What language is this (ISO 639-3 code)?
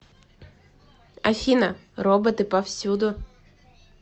rus